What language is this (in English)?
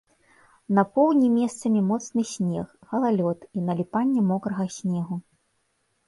Belarusian